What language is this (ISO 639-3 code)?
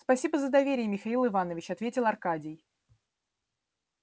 rus